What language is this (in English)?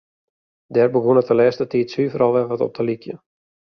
Western Frisian